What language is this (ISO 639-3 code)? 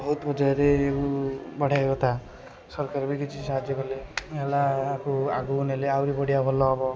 ori